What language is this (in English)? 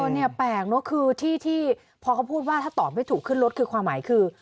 Thai